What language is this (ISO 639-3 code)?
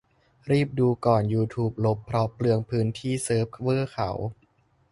tha